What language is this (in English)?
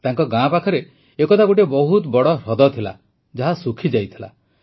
Odia